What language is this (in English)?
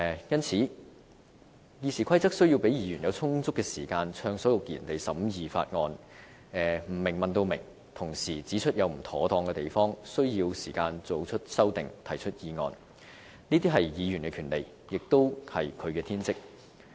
Cantonese